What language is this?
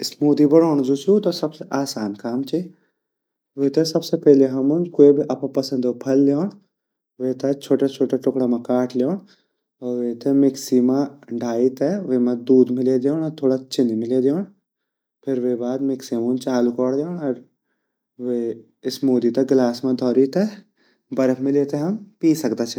Garhwali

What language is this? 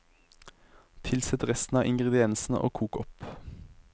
Norwegian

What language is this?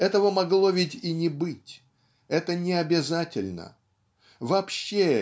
Russian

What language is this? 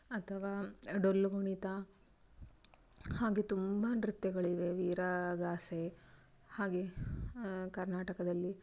Kannada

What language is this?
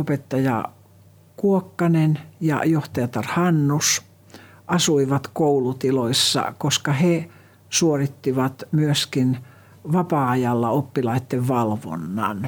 Finnish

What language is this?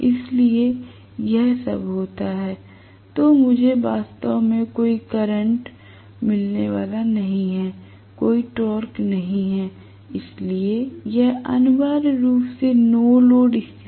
Hindi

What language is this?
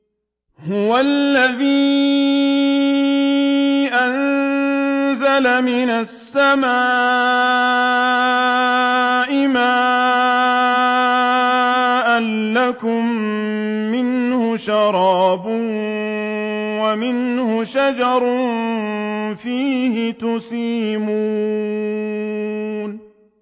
Arabic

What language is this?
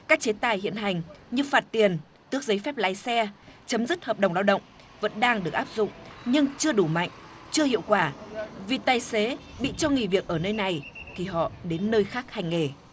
Vietnamese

